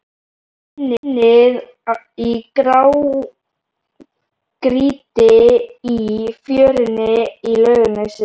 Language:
Icelandic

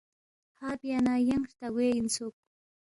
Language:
Balti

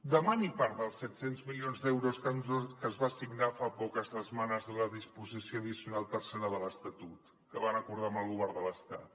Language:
Catalan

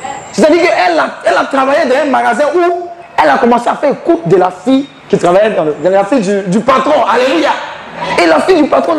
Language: French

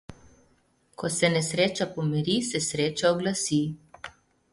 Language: Slovenian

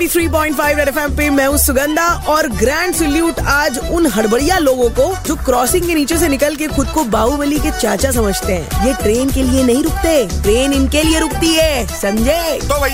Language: Hindi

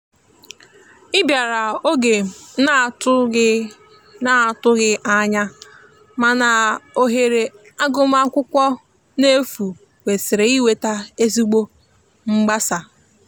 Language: Igbo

